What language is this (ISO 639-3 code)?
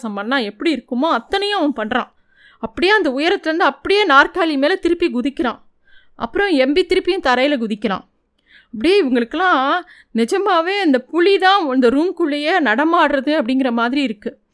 tam